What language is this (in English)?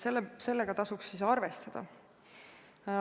Estonian